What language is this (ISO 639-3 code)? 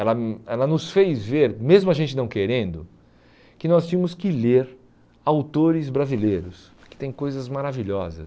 por